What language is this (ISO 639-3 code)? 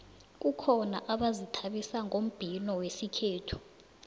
nbl